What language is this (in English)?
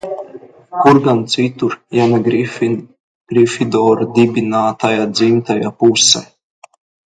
Latvian